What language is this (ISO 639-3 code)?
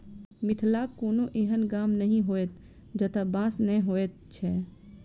mai